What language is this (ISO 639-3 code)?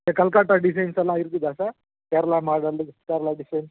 tam